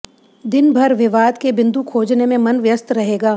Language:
Hindi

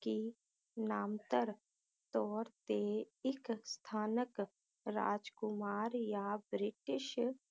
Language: Punjabi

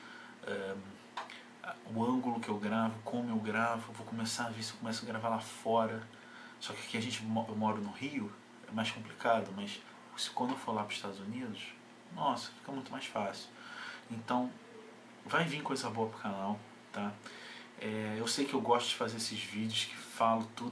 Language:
Portuguese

